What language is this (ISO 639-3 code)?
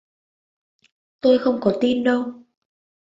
vie